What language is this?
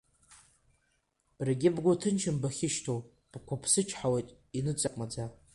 Abkhazian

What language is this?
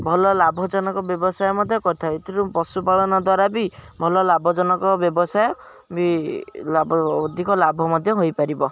Odia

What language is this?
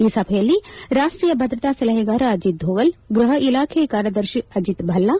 Kannada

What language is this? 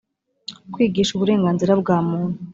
Kinyarwanda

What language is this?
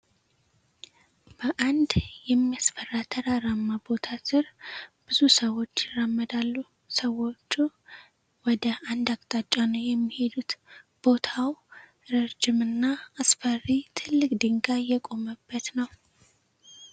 Amharic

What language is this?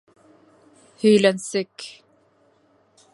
Bashkir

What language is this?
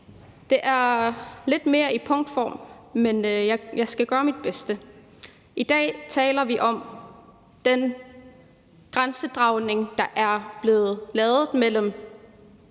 Danish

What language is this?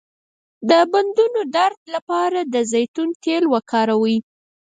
Pashto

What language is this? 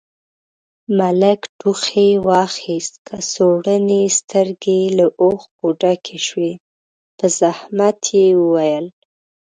Pashto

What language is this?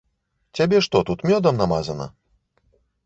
Belarusian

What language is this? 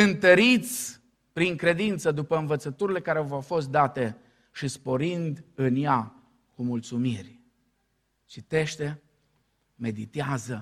Romanian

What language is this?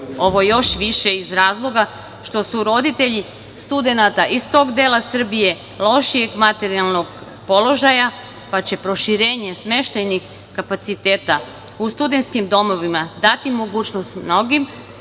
Serbian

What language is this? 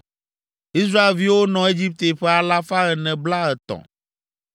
Ewe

